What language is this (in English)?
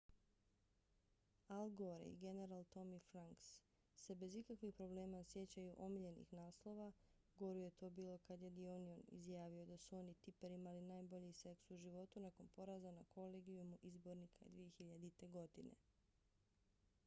Bosnian